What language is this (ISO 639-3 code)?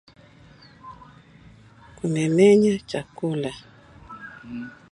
swa